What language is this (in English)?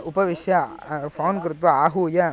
Sanskrit